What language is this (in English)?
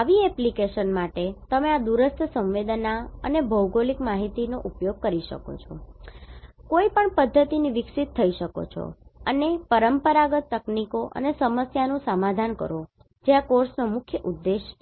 Gujarati